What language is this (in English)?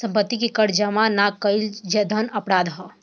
Bhojpuri